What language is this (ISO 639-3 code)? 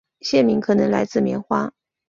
zho